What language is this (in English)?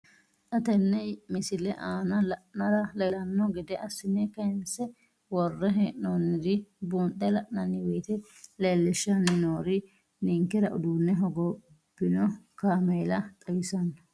Sidamo